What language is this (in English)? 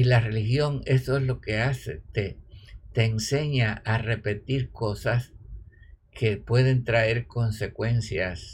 Spanish